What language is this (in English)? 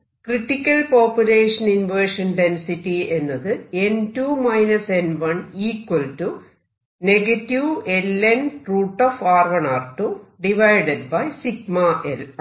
Malayalam